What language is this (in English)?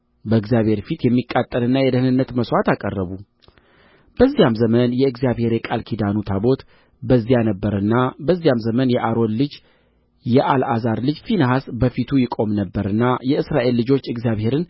Amharic